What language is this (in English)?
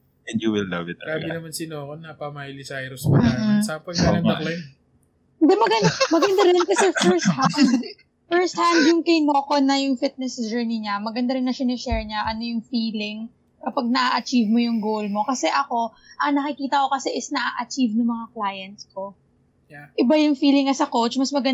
Filipino